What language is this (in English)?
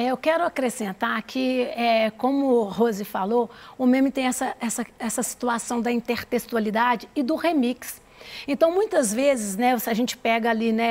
Portuguese